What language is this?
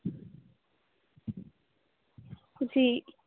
Punjabi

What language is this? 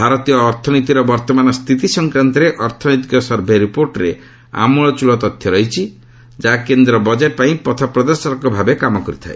Odia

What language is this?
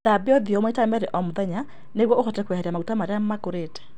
Kikuyu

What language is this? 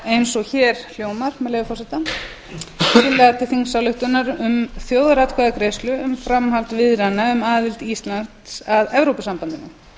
Icelandic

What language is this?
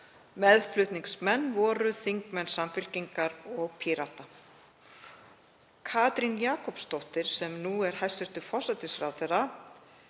Icelandic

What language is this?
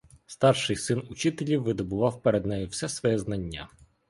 Ukrainian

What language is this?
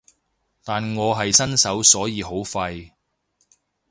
Cantonese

